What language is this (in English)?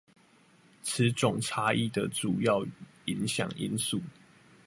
Chinese